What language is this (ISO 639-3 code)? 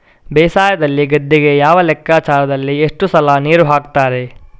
kan